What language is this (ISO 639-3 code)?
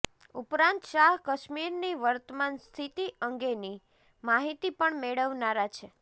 guj